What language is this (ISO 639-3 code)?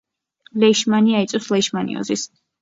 kat